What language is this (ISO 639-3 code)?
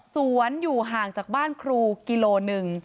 tha